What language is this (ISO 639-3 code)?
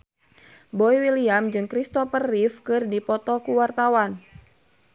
sun